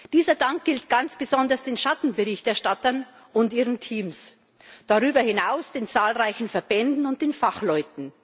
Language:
German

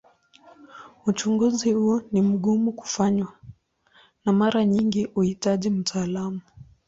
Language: Swahili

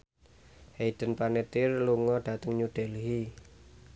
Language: Javanese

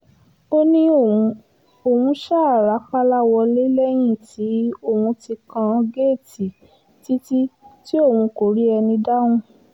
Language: Yoruba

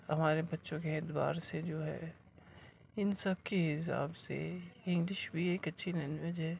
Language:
Urdu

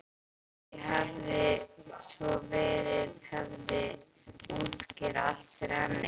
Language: Icelandic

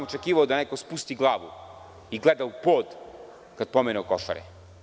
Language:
Serbian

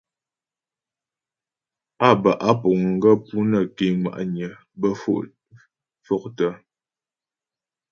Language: Ghomala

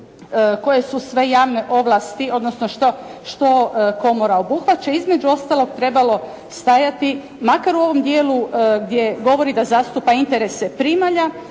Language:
Croatian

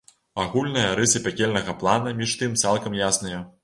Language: Belarusian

